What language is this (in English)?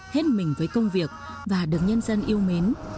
Vietnamese